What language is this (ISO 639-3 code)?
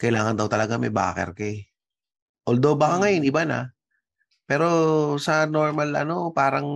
fil